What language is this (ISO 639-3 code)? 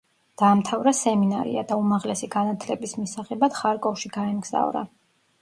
kat